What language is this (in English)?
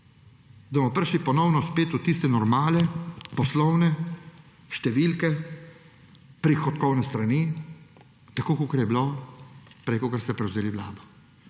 Slovenian